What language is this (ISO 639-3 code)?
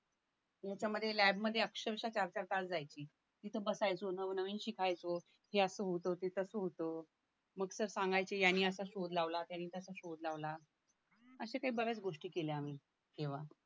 mar